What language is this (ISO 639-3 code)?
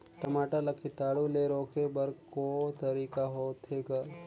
hne